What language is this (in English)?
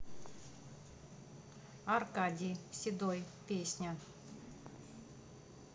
Russian